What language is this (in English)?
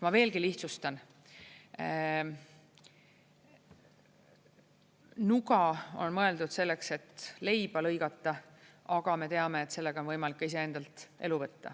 Estonian